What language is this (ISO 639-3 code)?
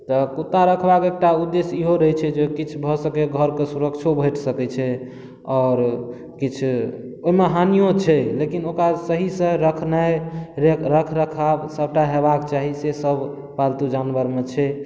mai